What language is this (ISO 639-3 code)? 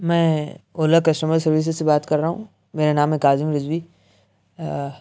urd